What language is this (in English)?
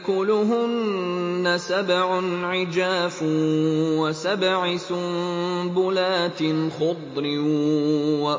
Arabic